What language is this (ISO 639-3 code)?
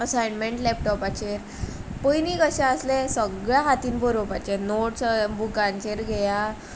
kok